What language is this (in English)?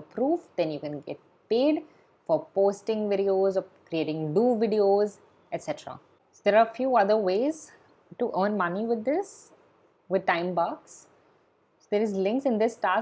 English